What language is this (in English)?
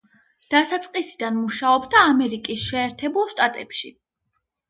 Georgian